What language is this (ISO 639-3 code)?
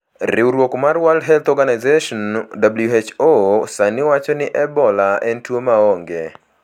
luo